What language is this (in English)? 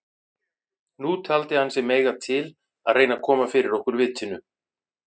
Icelandic